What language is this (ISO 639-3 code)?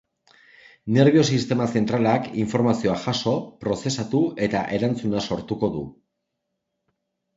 eus